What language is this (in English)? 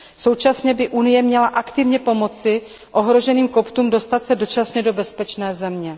Czech